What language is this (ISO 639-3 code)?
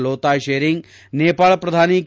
kan